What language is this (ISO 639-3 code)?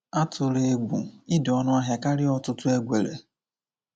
ibo